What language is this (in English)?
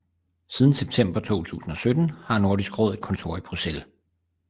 Danish